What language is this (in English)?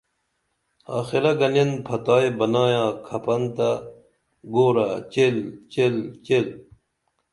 Dameli